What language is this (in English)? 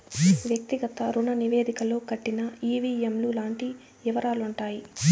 Telugu